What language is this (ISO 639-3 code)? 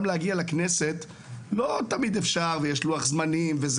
heb